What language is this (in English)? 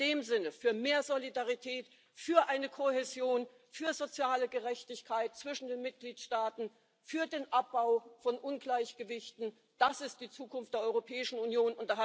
German